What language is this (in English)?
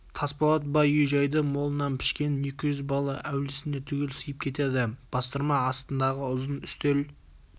Kazakh